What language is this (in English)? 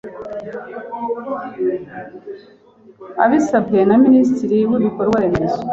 Kinyarwanda